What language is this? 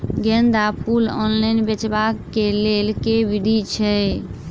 Maithili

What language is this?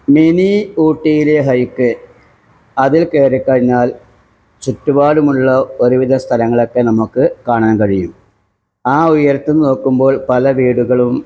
Malayalam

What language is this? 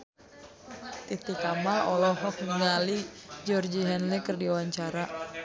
Sundanese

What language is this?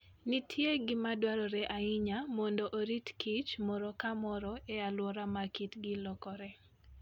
Luo (Kenya and Tanzania)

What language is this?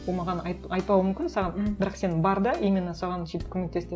Kazakh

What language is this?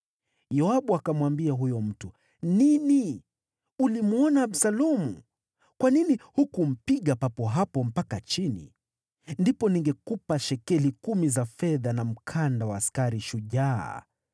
Swahili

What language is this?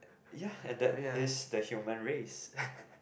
English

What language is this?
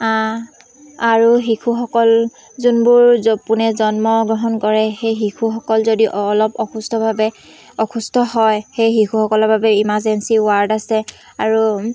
Assamese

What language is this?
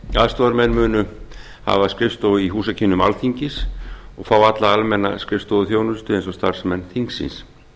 Icelandic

